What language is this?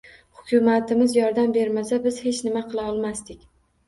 Uzbek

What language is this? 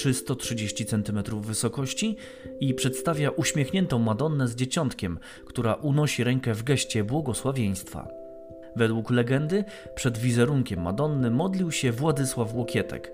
Polish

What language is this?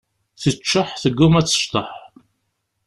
Kabyle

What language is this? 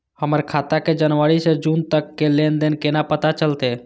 Maithili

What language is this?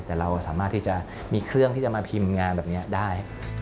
Thai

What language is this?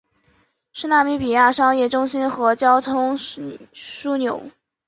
Chinese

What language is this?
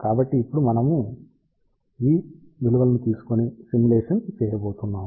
Telugu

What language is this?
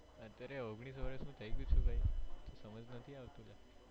Gujarati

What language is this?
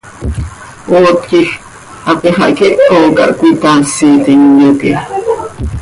Seri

